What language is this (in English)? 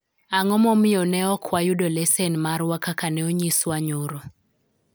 Luo (Kenya and Tanzania)